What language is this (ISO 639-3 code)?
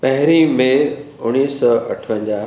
snd